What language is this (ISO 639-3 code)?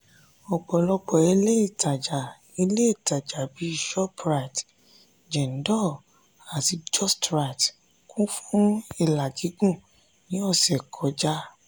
yor